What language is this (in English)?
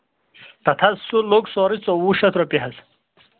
Kashmiri